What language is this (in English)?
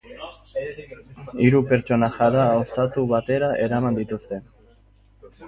Basque